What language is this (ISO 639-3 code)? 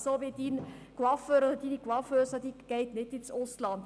gsw